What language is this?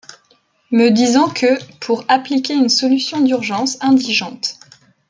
French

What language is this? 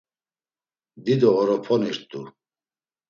Laz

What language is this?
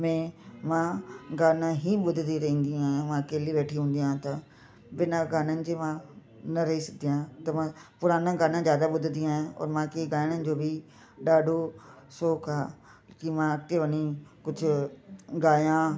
Sindhi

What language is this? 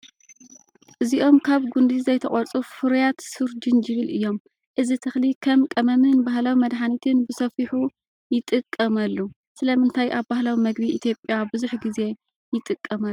Tigrinya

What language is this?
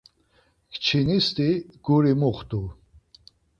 Laz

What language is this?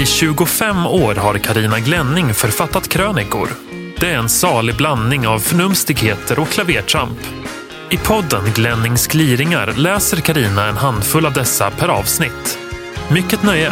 Swedish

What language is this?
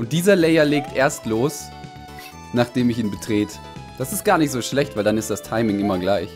German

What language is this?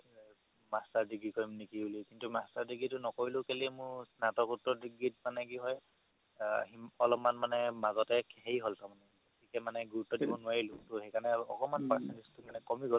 Assamese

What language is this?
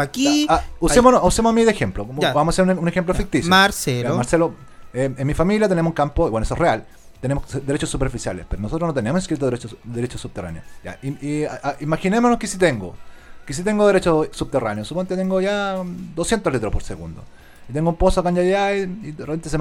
Spanish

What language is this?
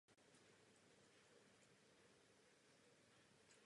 Czech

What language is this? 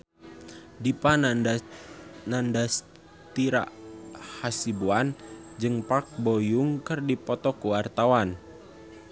Sundanese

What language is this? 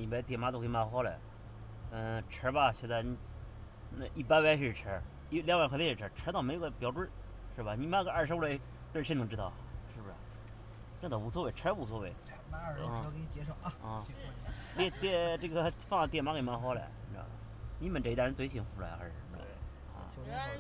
Chinese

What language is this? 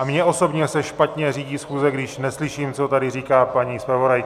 Czech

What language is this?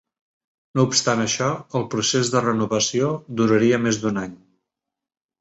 Catalan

